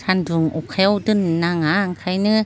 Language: Bodo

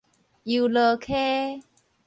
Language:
Min Nan Chinese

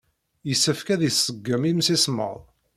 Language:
Kabyle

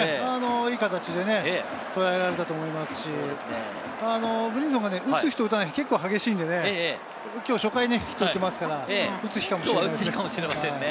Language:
Japanese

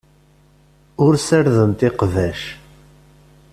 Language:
Kabyle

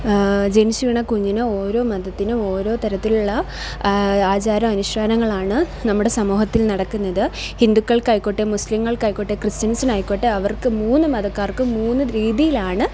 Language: Malayalam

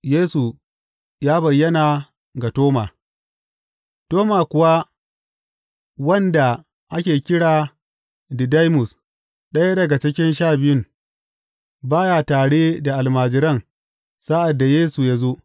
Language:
Hausa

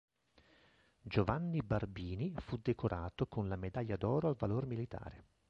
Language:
Italian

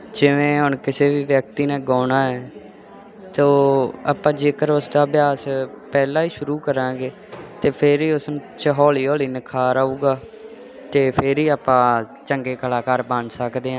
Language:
Punjabi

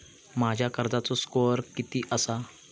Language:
Marathi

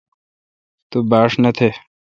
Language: Kalkoti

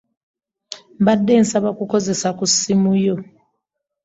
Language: Ganda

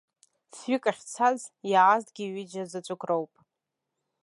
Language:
Abkhazian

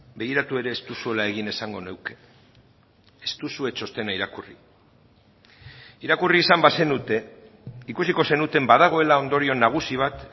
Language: Basque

